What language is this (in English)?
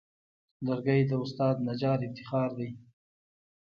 Pashto